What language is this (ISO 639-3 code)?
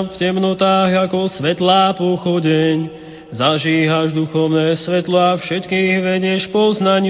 slk